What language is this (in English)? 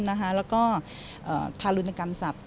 Thai